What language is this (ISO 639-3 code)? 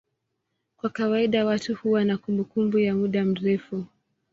swa